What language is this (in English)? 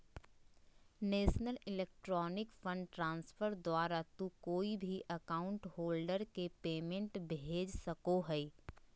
Magahi